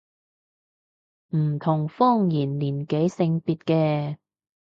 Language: Cantonese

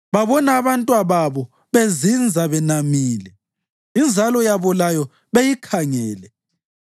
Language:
North Ndebele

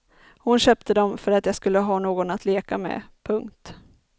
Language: Swedish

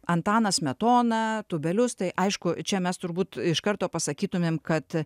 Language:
Lithuanian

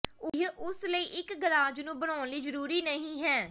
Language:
Punjabi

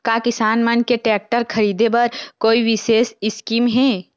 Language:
Chhattisgarhi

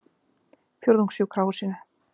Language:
Icelandic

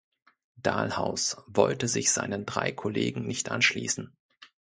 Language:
German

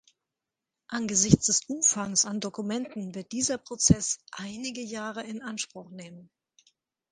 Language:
German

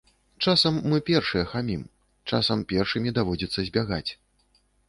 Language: Belarusian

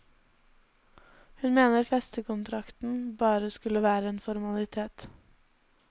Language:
Norwegian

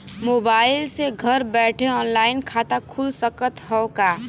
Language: Bhojpuri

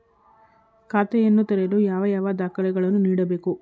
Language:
Kannada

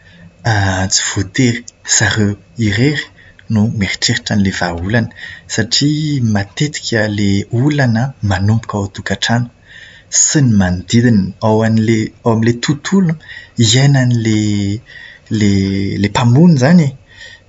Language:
Malagasy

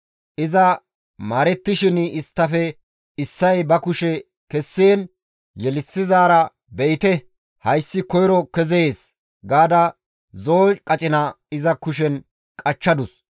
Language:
Gamo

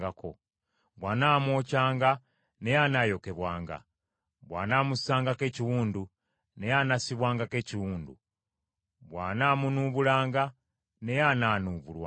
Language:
Ganda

